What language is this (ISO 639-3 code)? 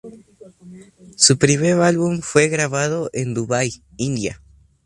spa